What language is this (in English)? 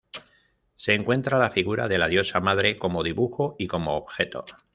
Spanish